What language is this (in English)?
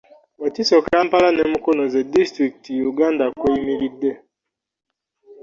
Ganda